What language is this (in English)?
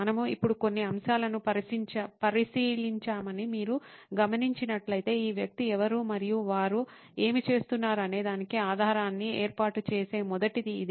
Telugu